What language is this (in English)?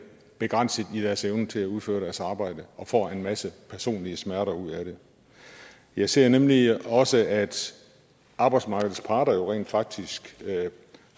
Danish